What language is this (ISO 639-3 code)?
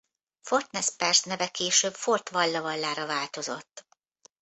hun